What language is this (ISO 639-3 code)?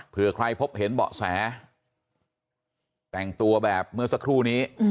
tha